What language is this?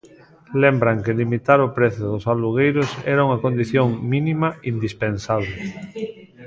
Galician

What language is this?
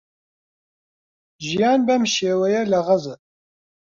Central Kurdish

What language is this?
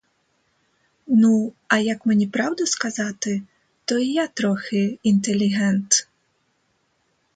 Ukrainian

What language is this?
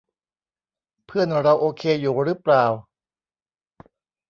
Thai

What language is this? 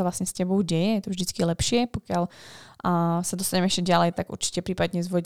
Slovak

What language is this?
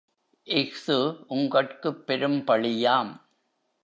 Tamil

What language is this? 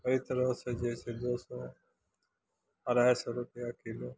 Maithili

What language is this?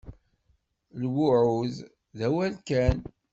Kabyle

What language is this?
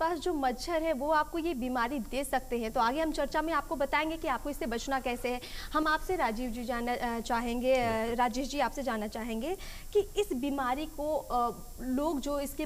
Hindi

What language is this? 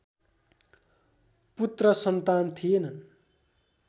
Nepali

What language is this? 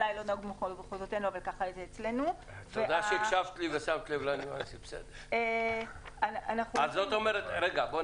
Hebrew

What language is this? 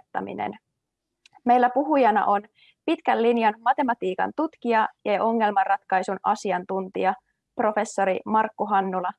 Finnish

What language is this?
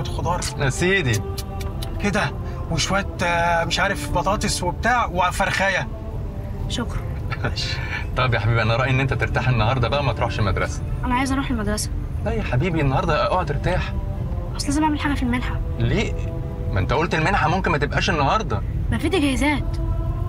Arabic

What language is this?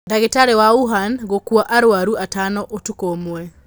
Kikuyu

